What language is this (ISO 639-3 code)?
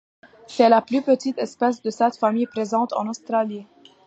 fra